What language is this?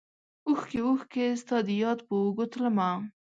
Pashto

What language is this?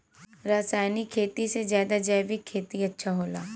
Bhojpuri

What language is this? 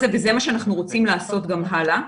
Hebrew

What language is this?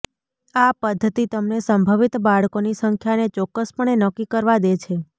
Gujarati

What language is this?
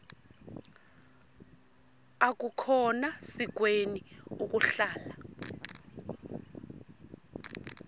Xhosa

